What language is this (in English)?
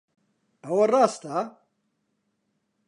Central Kurdish